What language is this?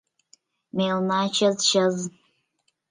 Mari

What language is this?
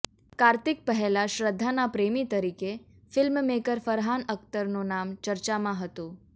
Gujarati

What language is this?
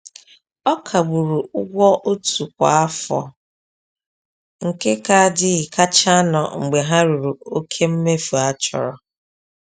Igbo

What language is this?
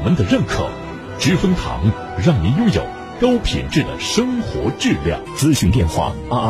Chinese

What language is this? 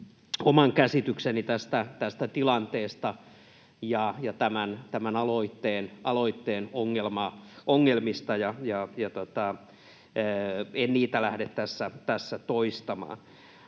Finnish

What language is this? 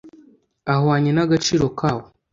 Kinyarwanda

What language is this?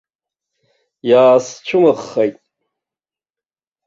Abkhazian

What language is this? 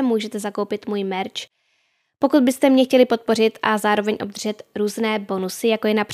Czech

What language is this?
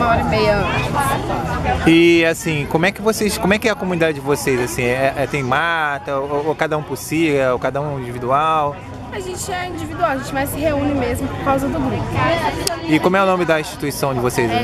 Portuguese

